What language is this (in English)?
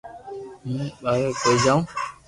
Loarki